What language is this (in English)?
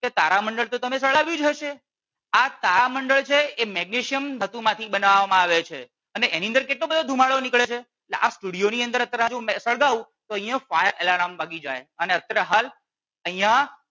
Gujarati